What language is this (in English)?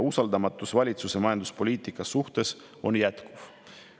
Estonian